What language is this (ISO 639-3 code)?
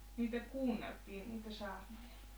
fin